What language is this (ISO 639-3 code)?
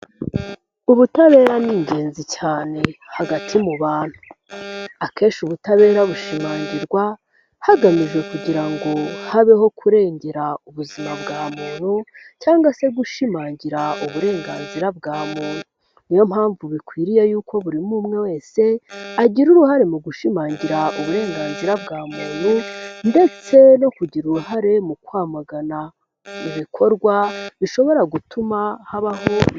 kin